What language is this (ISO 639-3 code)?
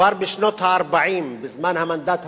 heb